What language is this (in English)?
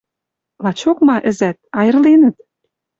Western Mari